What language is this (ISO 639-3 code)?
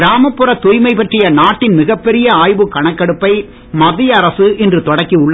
tam